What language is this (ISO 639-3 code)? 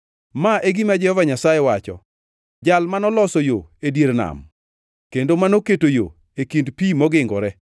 luo